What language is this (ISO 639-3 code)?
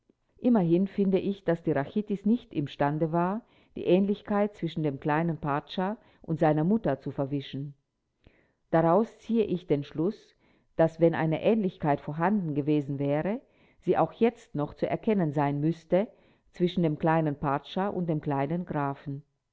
deu